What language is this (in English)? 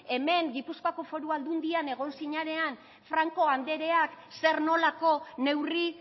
Basque